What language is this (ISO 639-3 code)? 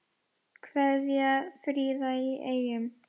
isl